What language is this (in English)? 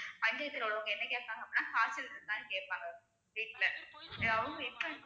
Tamil